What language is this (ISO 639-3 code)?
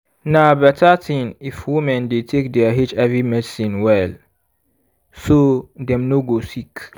pcm